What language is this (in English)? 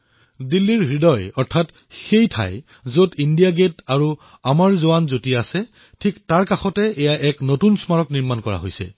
Assamese